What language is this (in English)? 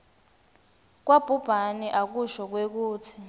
Swati